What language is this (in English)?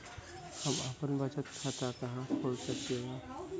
Bhojpuri